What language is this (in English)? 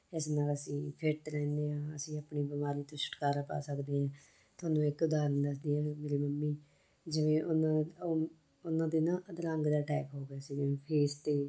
Punjabi